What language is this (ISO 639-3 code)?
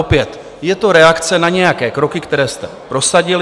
ces